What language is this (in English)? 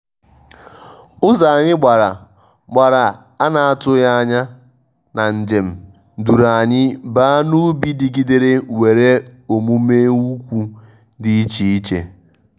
Igbo